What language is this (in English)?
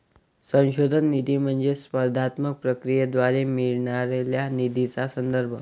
Marathi